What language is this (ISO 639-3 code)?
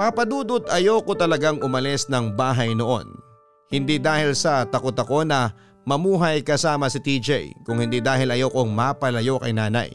fil